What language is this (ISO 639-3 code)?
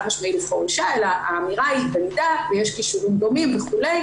heb